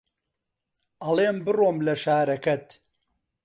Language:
Central Kurdish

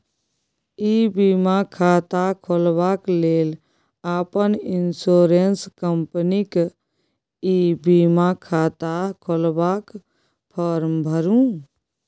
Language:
Maithili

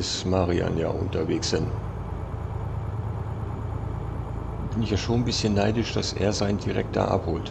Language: German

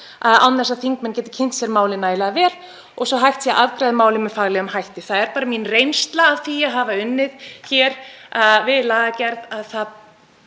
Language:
Icelandic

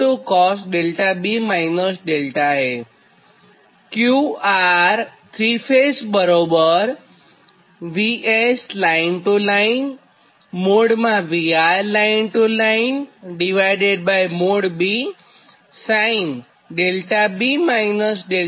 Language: Gujarati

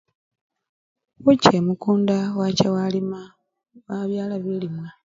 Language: Luyia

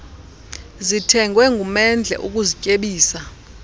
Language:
Xhosa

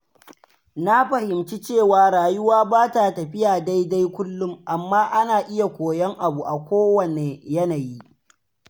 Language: Hausa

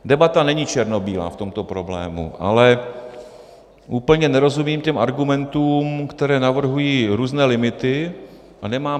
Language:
Czech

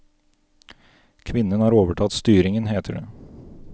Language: Norwegian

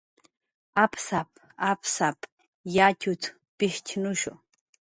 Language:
Jaqaru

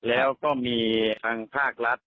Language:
Thai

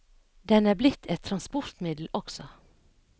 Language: Norwegian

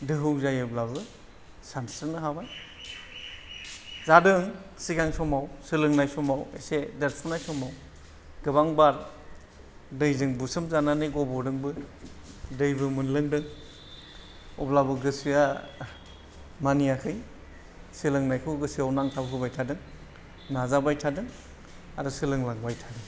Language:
Bodo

